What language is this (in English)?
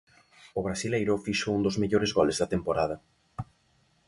Galician